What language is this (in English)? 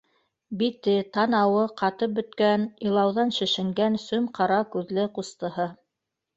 Bashkir